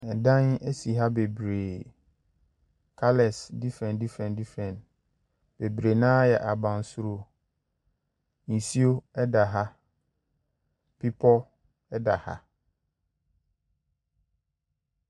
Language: Akan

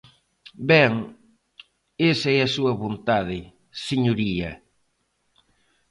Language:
Galician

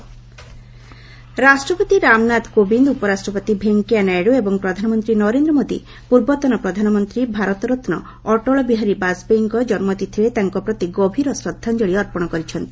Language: Odia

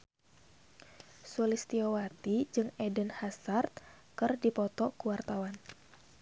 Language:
Sundanese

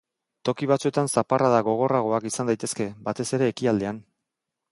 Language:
Basque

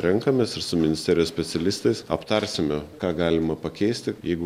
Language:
Lithuanian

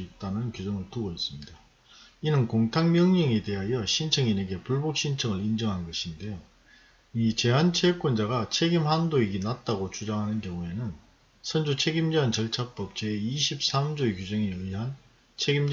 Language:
Korean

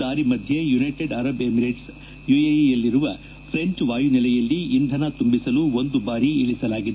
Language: Kannada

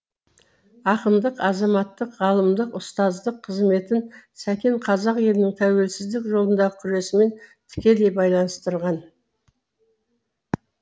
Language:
Kazakh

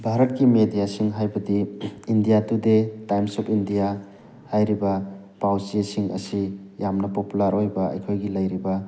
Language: Manipuri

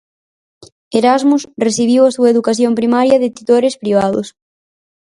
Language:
Galician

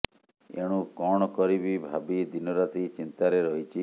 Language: Odia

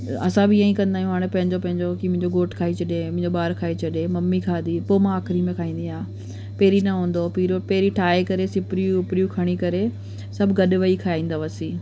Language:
Sindhi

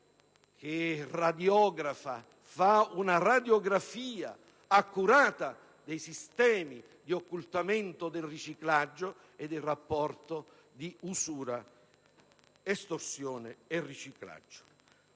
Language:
Italian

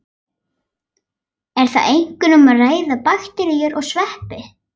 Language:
Icelandic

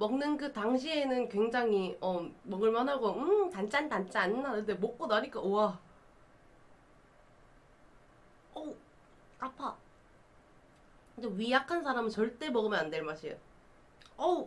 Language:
Korean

